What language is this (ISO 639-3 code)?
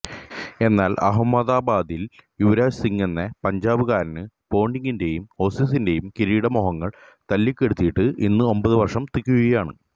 mal